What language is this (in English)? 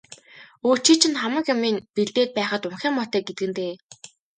Mongolian